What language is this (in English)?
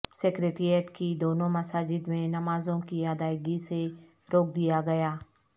Urdu